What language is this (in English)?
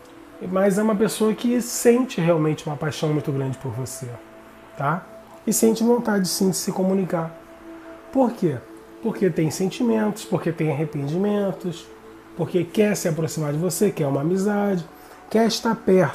Portuguese